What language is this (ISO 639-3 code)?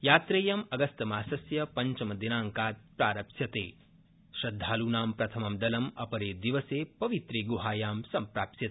san